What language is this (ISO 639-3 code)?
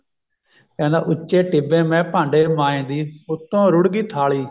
pan